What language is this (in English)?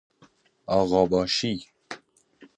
Persian